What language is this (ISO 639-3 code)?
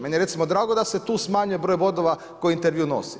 hrv